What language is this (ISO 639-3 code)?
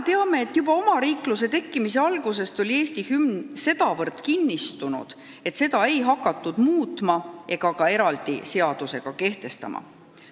est